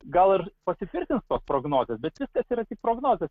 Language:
Lithuanian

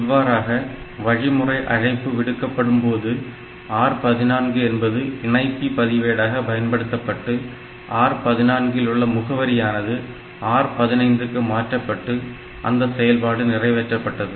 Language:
Tamil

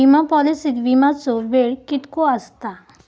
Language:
Marathi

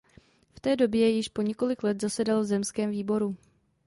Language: Czech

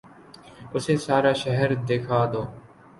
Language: Urdu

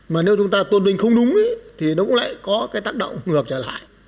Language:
Vietnamese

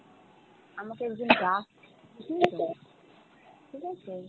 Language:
Bangla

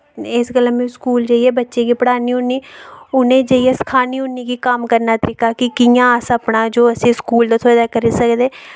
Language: Dogri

